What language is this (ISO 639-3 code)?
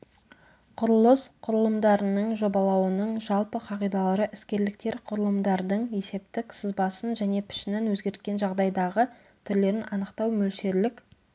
kaz